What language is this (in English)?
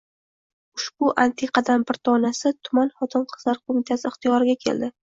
Uzbek